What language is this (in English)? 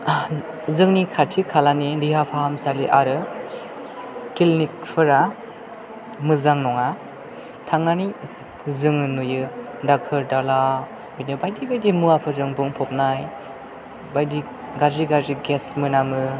Bodo